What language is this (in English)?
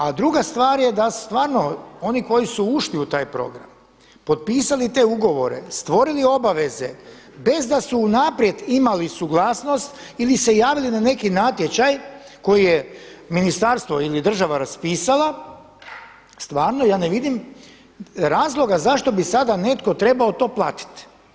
Croatian